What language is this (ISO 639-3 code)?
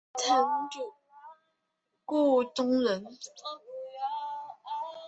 zho